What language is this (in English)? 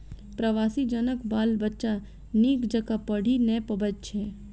Maithili